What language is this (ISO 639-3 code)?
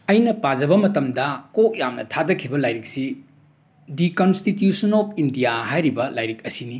mni